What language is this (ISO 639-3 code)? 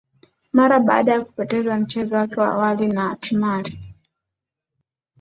swa